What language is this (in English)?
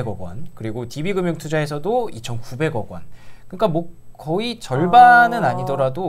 Korean